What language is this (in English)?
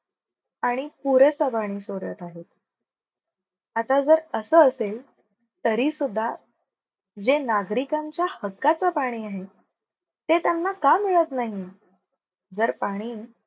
Marathi